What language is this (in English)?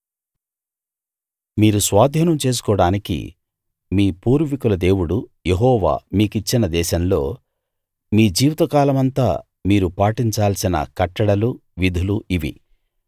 Telugu